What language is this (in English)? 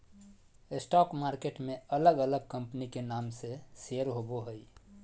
Magahi